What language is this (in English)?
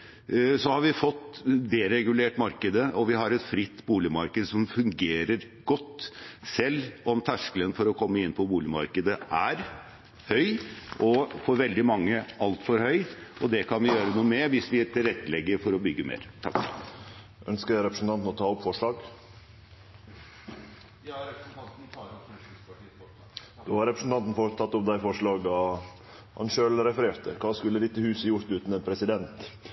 Norwegian